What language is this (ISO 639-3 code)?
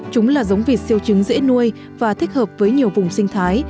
vie